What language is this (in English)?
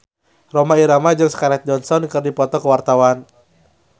Sundanese